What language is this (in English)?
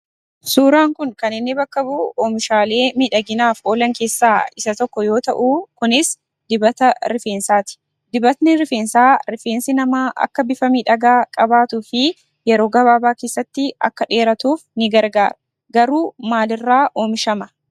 Oromo